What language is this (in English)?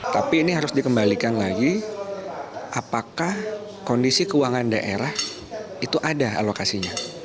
Indonesian